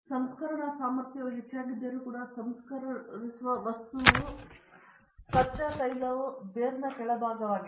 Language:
Kannada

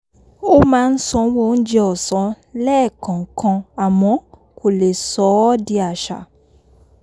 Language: Yoruba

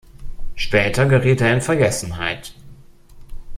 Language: German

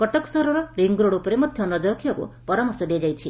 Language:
Odia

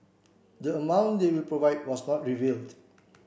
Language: English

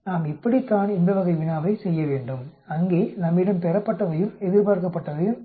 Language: Tamil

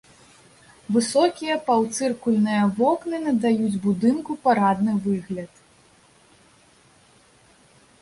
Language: Belarusian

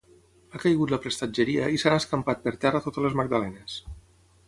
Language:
Catalan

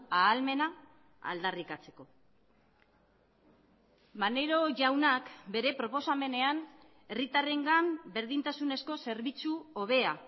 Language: Basque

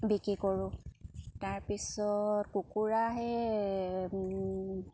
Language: Assamese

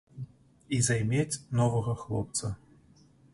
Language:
Belarusian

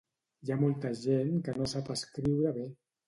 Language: Catalan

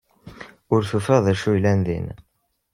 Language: Kabyle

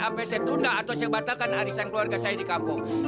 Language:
Indonesian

